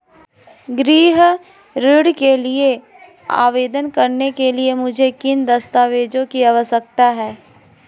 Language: Hindi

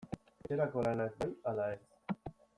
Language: Basque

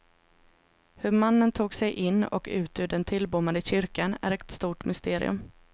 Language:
Swedish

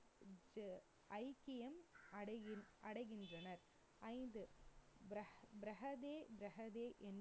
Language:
Tamil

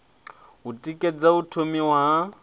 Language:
Venda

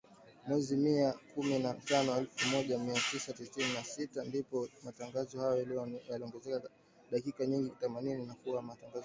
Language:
Swahili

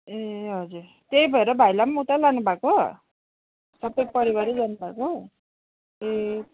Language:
Nepali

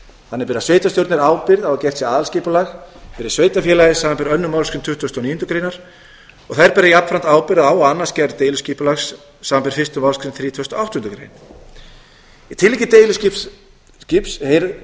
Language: Icelandic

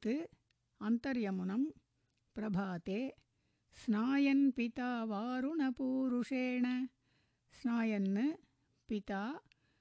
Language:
Tamil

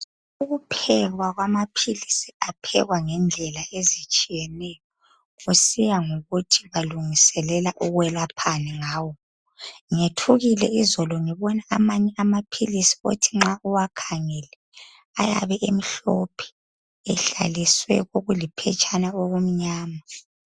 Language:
North Ndebele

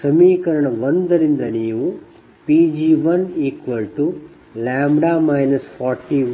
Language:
Kannada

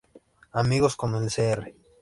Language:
Spanish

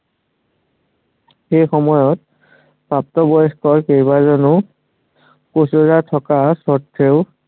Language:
Assamese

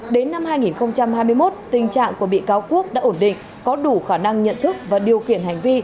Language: Vietnamese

